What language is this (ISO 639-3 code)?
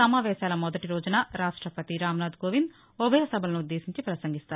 tel